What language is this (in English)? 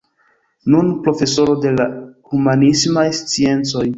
Esperanto